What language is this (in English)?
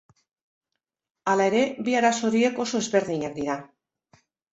Basque